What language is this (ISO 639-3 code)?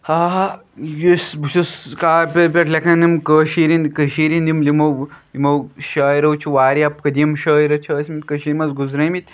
kas